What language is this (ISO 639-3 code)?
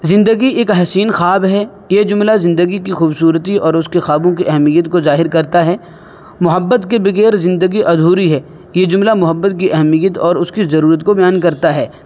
urd